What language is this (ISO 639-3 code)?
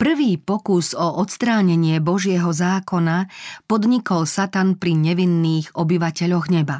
slk